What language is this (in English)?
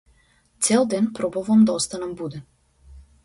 Macedonian